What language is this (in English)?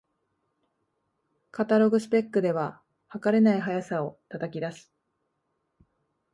Japanese